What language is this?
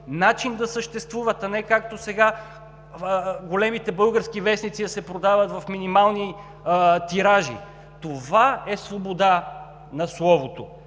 Bulgarian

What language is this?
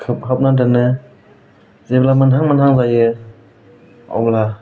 Bodo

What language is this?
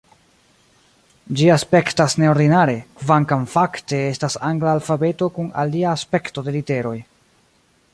Esperanto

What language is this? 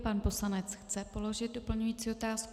Czech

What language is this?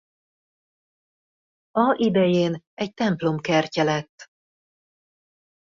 Hungarian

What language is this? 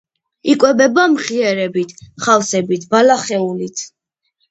Georgian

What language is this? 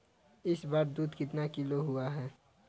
Hindi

